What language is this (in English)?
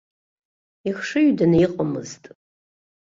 Abkhazian